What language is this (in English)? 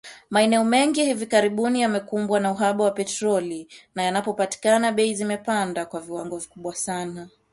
Swahili